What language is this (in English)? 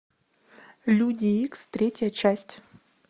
Russian